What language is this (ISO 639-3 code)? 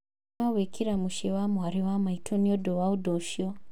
kik